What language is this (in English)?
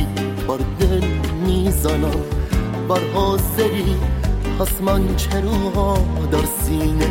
Persian